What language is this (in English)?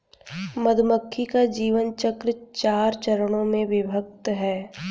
Hindi